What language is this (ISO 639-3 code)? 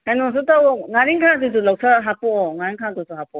mni